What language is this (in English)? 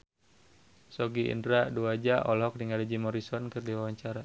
Sundanese